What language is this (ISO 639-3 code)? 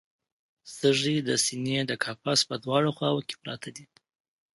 pus